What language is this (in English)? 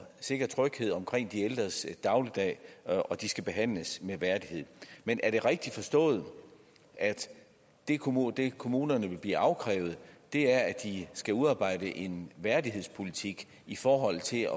Danish